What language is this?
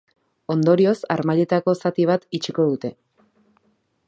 Basque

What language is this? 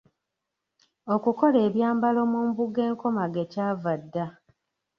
Ganda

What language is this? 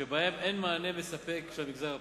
Hebrew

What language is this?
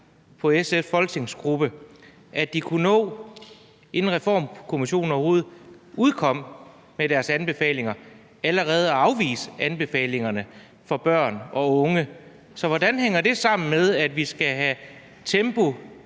Danish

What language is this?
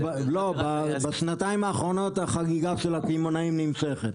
Hebrew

